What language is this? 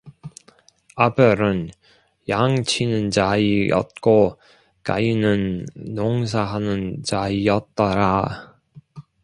Korean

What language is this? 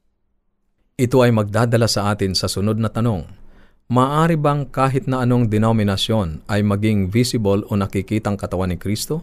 Filipino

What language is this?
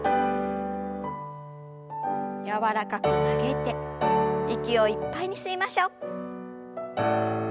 Japanese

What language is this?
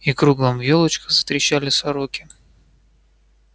Russian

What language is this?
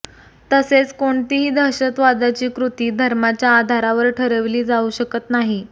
Marathi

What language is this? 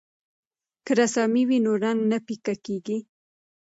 Pashto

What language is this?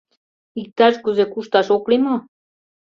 Mari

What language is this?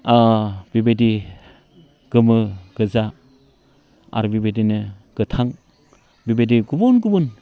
Bodo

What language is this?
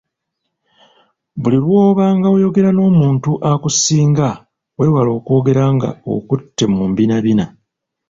Ganda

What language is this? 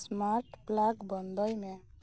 Santali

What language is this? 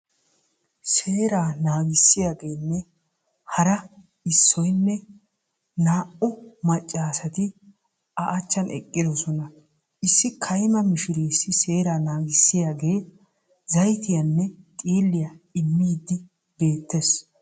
Wolaytta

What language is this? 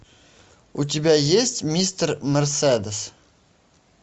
Russian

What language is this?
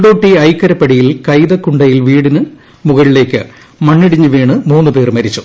Malayalam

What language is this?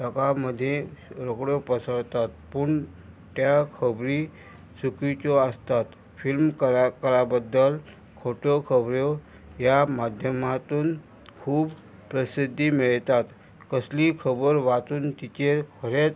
Konkani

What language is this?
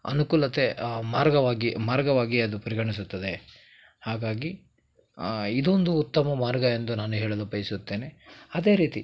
Kannada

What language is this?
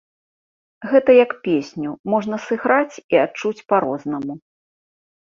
Belarusian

